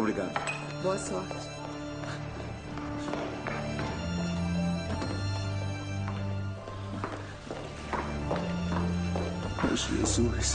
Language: Portuguese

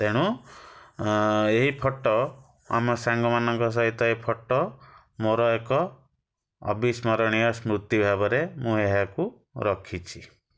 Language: Odia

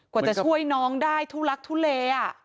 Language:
Thai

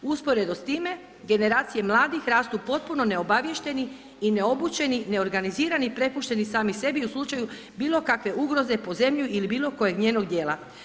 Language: Croatian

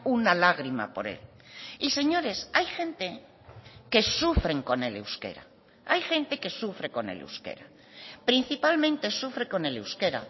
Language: Spanish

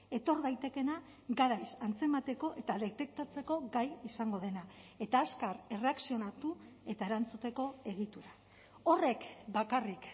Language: Basque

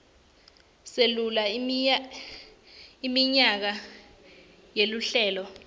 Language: Swati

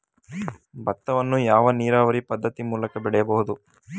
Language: Kannada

